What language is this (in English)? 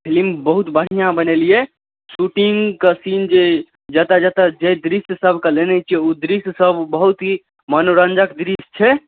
Maithili